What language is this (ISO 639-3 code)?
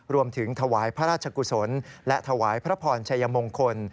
tha